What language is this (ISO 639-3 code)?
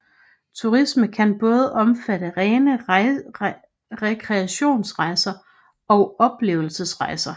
dan